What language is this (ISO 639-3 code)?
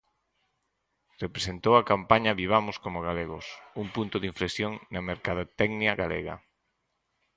glg